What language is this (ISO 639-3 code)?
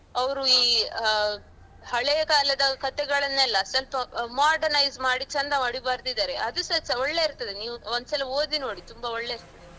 kan